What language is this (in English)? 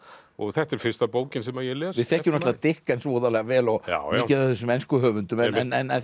Icelandic